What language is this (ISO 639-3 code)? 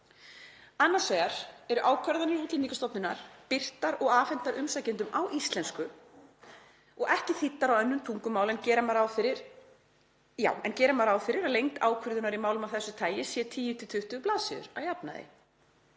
isl